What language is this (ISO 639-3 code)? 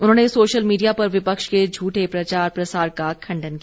hin